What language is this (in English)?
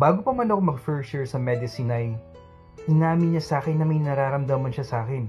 Filipino